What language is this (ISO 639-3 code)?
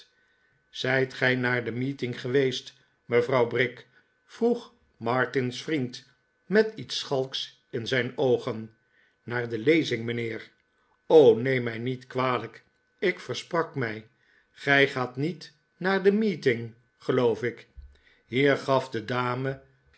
nld